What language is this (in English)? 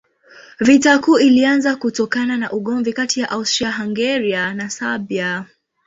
Swahili